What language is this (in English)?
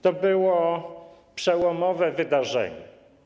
Polish